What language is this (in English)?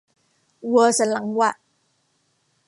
Thai